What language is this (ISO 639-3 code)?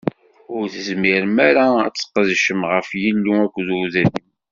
kab